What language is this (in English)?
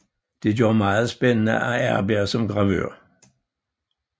Danish